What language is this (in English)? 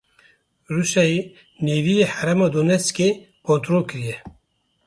Kurdish